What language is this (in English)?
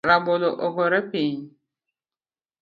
Luo (Kenya and Tanzania)